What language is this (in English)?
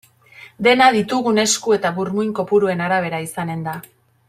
Basque